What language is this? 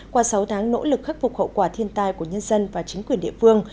Vietnamese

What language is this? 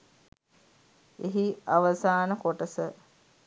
Sinhala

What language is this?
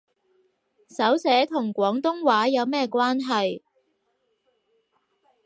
Cantonese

